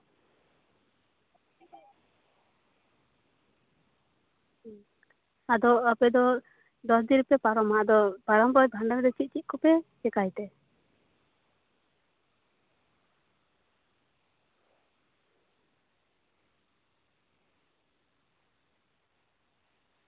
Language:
Santali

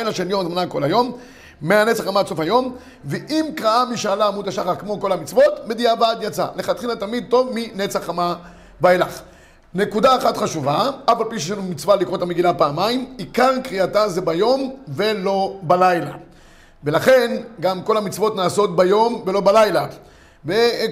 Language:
Hebrew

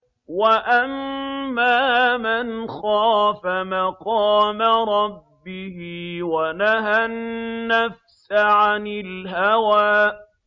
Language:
Arabic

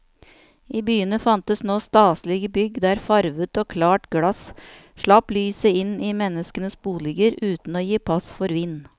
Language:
Norwegian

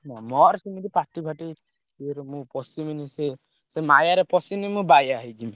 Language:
Odia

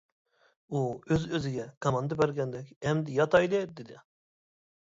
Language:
Uyghur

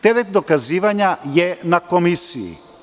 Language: Serbian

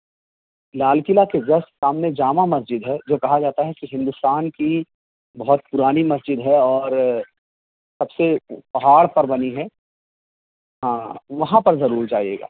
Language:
Urdu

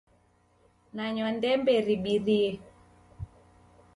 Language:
Taita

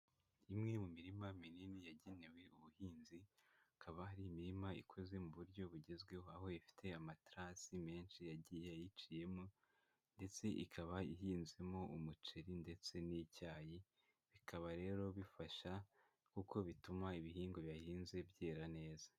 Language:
Kinyarwanda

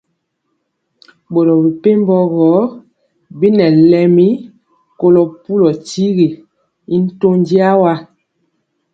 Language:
Mpiemo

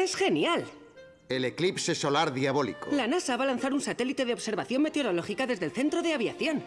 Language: Spanish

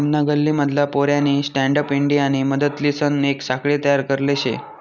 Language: Marathi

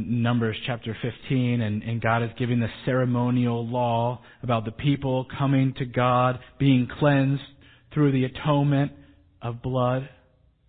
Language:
English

